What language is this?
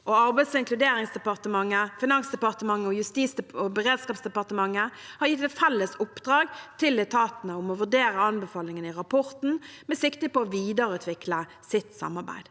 Norwegian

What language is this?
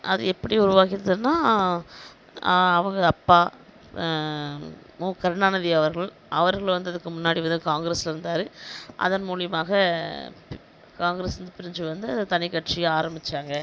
Tamil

